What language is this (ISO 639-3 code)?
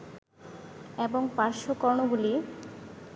ben